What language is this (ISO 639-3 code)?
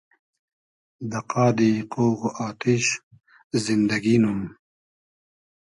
haz